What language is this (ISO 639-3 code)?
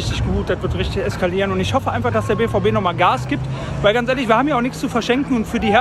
deu